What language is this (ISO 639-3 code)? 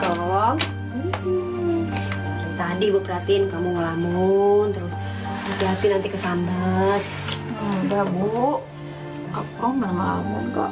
ind